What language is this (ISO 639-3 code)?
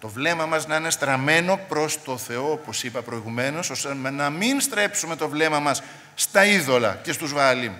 ell